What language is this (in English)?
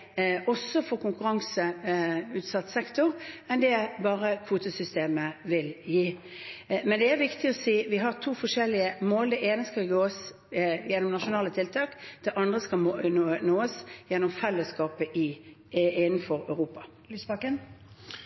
Norwegian Bokmål